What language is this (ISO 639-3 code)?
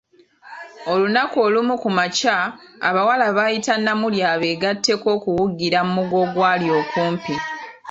lug